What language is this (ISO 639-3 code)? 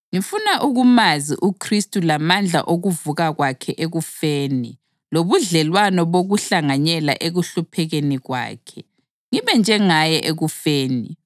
nde